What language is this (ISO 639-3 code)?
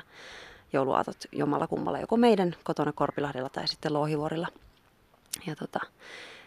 fin